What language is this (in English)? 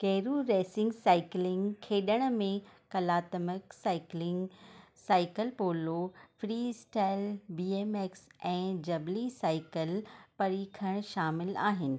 Sindhi